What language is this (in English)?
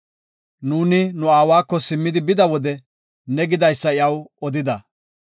Gofa